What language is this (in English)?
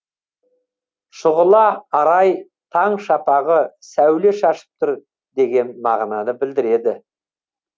Kazakh